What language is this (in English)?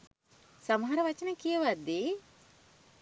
Sinhala